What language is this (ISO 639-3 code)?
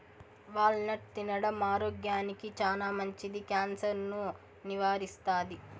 tel